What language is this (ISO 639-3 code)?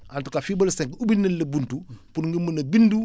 wol